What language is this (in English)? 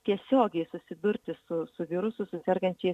Lithuanian